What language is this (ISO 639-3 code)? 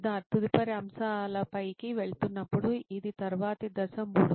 tel